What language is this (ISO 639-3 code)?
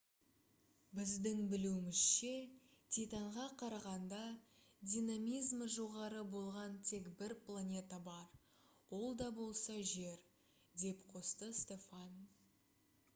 kaz